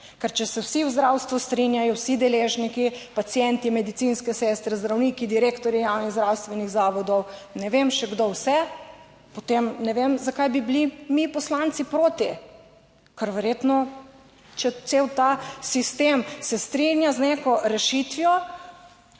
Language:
Slovenian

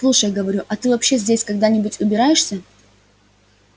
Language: Russian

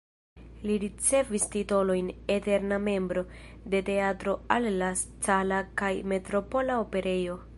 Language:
Esperanto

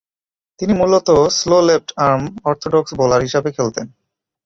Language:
Bangla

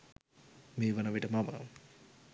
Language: Sinhala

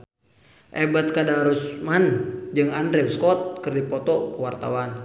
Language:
Sundanese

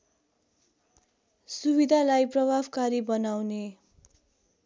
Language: Nepali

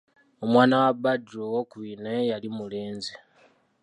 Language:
Ganda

